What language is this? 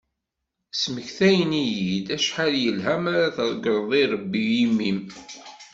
Kabyle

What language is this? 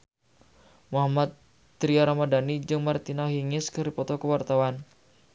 Sundanese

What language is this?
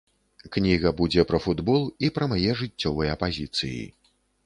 Belarusian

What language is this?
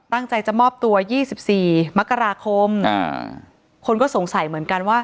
Thai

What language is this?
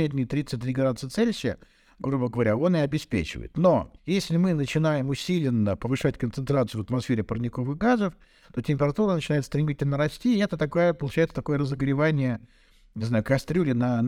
Russian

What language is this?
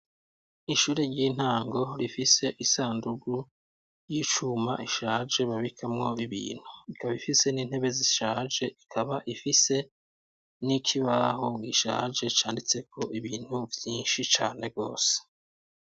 Rundi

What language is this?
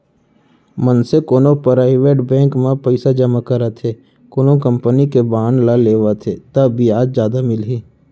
Chhattisgarhi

